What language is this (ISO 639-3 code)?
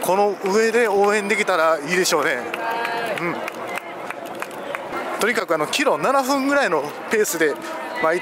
jpn